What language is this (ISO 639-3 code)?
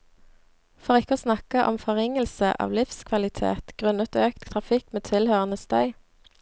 nor